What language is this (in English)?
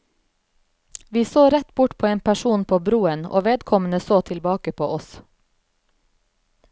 Norwegian